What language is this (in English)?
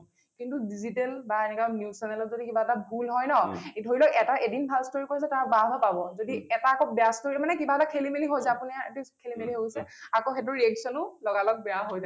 Assamese